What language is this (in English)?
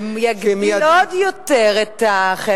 Hebrew